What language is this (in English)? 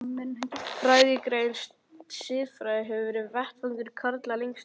Icelandic